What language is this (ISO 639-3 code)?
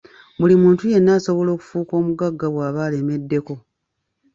lug